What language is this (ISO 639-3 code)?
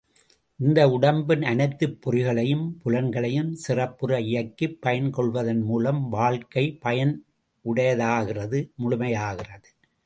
tam